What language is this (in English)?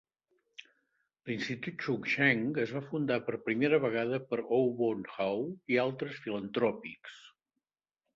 Catalan